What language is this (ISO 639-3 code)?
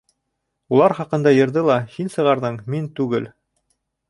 bak